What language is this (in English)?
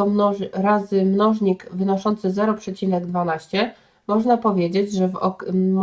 Polish